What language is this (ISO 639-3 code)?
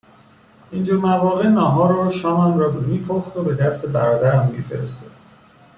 fas